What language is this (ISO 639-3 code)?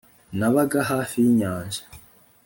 kin